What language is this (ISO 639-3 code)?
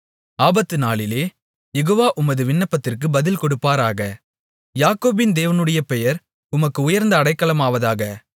tam